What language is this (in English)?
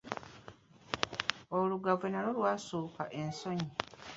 Ganda